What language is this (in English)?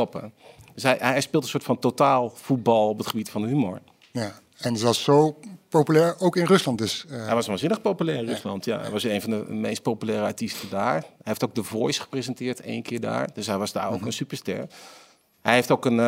Dutch